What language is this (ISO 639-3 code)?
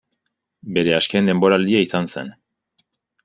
eus